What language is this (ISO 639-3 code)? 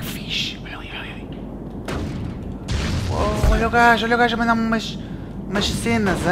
por